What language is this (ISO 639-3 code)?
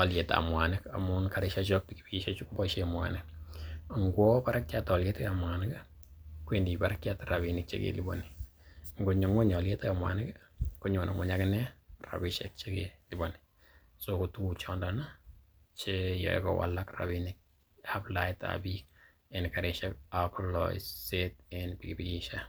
kln